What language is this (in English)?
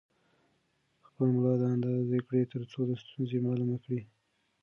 Pashto